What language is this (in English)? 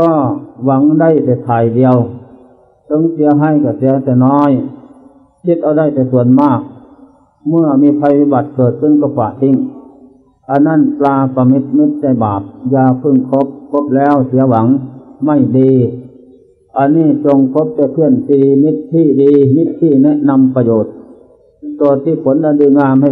Thai